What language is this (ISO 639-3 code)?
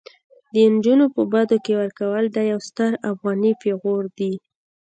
pus